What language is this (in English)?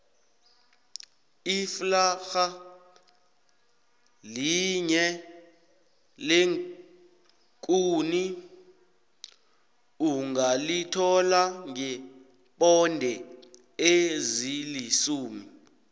South Ndebele